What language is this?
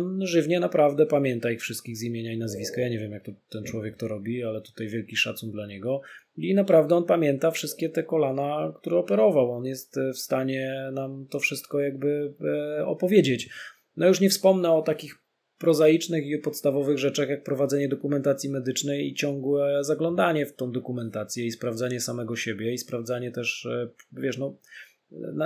Polish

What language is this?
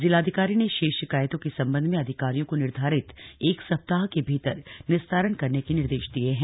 Hindi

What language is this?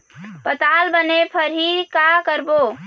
Chhattisgarhi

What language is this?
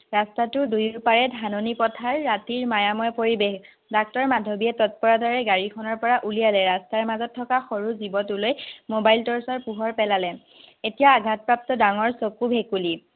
Assamese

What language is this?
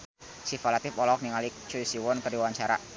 Sundanese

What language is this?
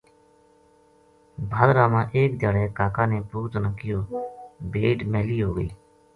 Gujari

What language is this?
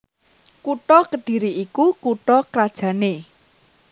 Javanese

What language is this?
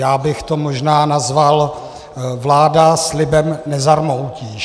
Czech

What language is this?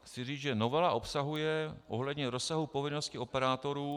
Czech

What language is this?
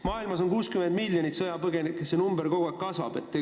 Estonian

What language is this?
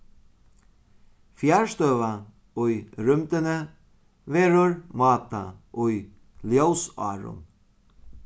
Faroese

